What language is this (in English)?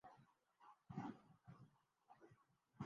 Urdu